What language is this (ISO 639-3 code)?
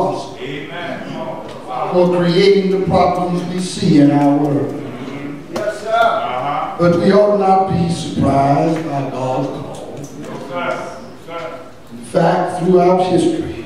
eng